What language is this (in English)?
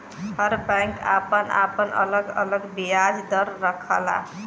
Bhojpuri